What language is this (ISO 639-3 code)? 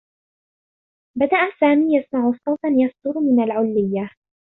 ara